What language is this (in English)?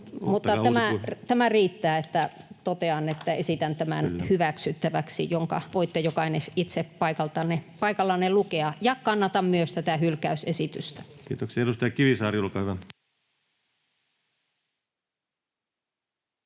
Finnish